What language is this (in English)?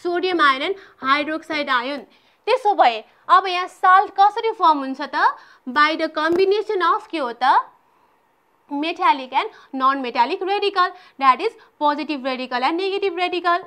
Hindi